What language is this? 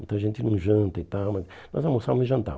Portuguese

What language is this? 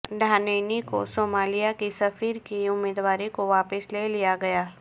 Urdu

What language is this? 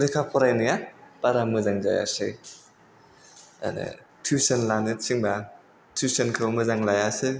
Bodo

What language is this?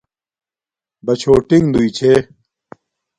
Domaaki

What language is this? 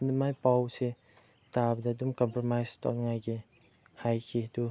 Manipuri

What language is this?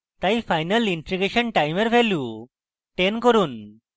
Bangla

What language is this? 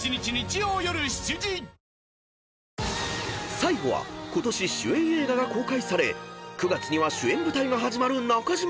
Japanese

